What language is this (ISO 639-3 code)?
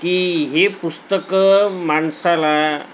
mar